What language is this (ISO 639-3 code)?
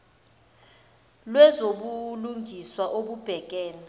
zul